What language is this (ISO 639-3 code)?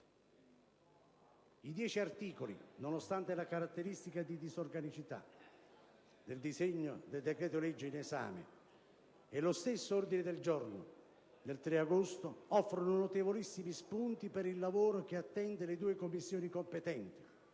ita